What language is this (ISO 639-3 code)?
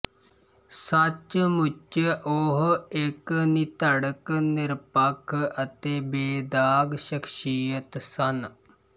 pan